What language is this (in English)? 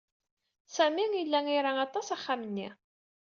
Kabyle